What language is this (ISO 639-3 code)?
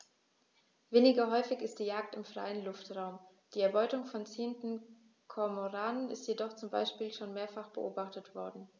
deu